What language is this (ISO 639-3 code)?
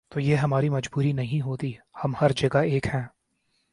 urd